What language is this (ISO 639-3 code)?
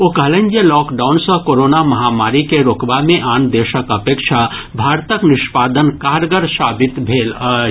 mai